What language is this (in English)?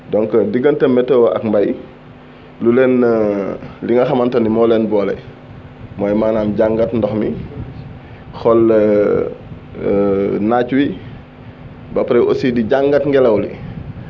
Wolof